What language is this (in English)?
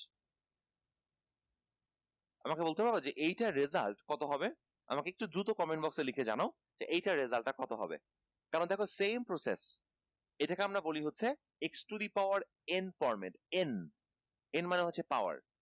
Bangla